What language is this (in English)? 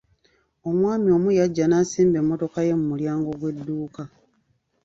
Ganda